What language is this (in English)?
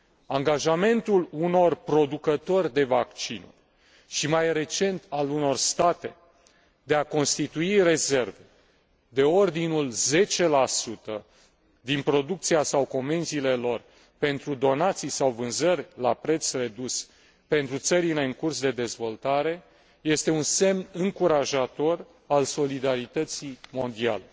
Romanian